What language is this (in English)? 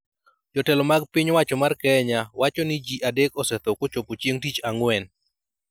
Luo (Kenya and Tanzania)